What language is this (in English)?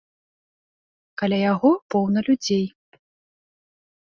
Belarusian